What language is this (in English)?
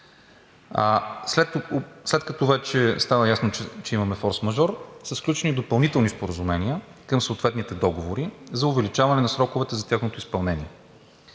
Bulgarian